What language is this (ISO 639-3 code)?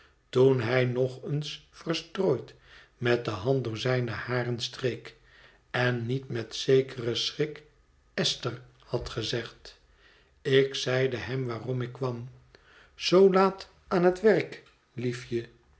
nld